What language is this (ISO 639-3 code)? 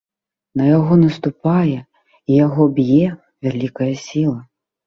bel